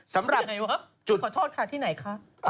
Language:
Thai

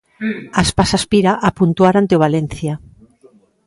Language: Galician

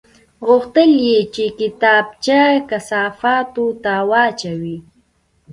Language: Pashto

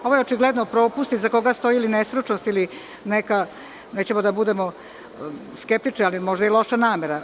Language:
Serbian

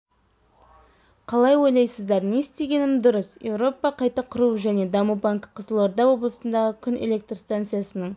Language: Kazakh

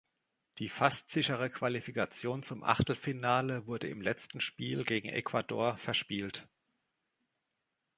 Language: German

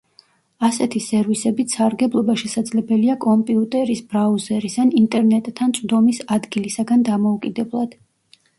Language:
Georgian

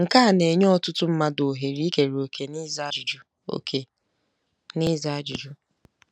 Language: Igbo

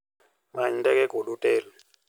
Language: Luo (Kenya and Tanzania)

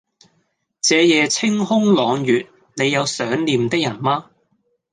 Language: Cantonese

